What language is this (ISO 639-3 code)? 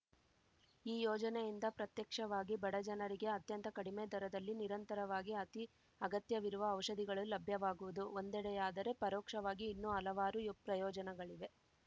kan